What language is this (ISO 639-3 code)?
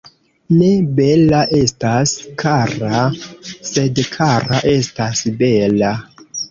epo